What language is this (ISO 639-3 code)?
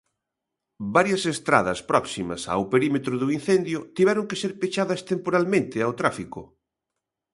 glg